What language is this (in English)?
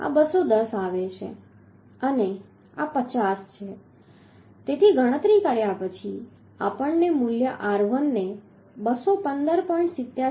Gujarati